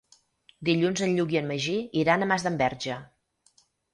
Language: Catalan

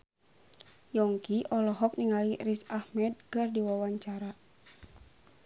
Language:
Sundanese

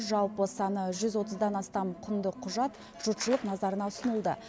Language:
Kazakh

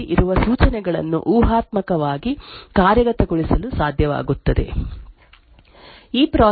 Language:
Kannada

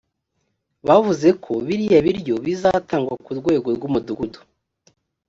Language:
Kinyarwanda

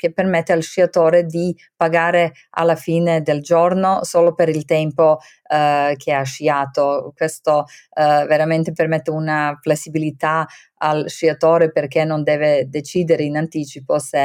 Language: Italian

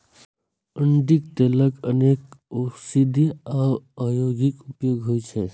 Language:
Maithili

